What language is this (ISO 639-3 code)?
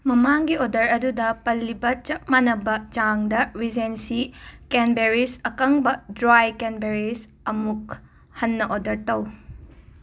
mni